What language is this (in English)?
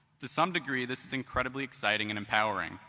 English